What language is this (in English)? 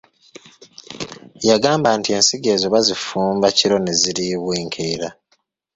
Ganda